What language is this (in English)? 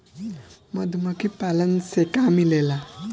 Bhojpuri